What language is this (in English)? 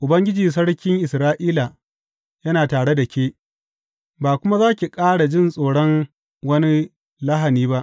Hausa